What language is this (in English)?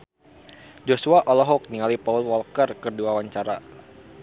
Sundanese